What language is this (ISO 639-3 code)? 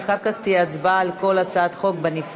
heb